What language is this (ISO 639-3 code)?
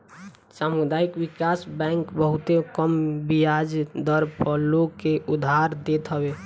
bho